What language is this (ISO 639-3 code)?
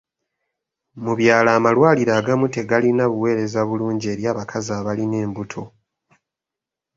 lug